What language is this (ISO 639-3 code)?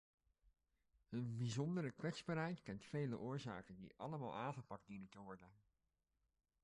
nld